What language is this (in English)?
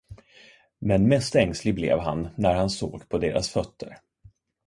Swedish